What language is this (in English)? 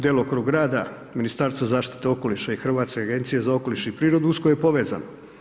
Croatian